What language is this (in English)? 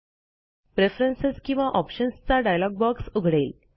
Marathi